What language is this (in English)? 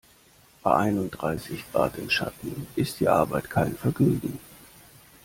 German